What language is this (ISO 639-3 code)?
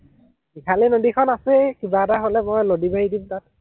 asm